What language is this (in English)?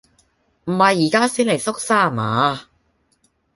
Cantonese